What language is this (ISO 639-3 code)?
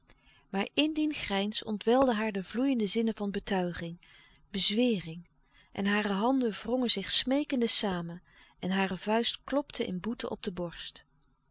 nld